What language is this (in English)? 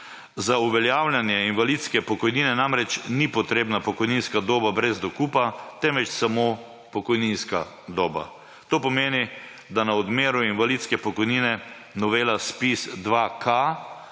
Slovenian